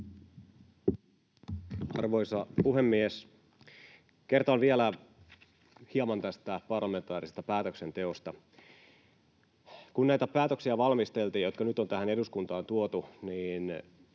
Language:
Finnish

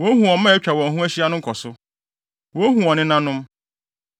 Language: Akan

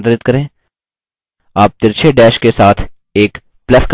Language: Hindi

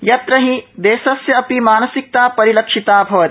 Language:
Sanskrit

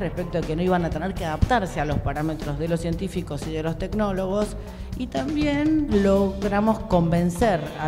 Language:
Spanish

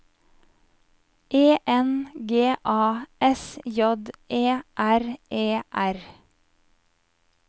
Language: Norwegian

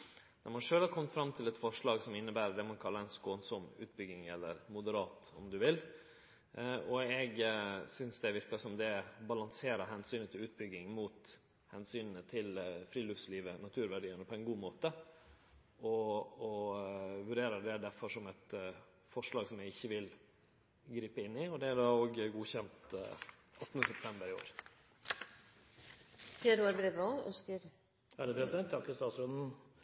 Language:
Norwegian Nynorsk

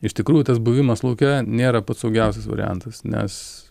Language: Lithuanian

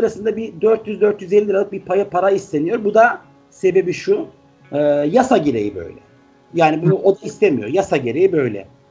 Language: Turkish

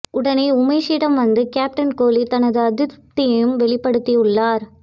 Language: Tamil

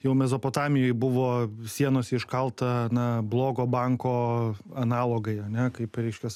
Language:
Lithuanian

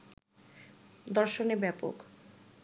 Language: Bangla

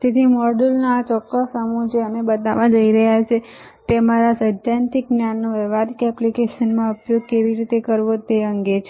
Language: Gujarati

